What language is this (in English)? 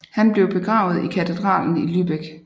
Danish